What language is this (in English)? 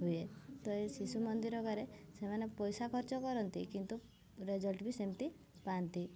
Odia